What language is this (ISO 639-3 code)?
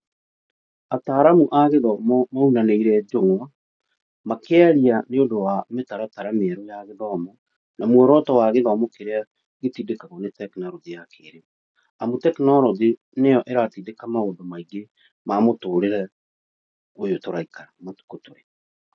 kik